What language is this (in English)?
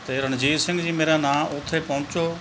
Punjabi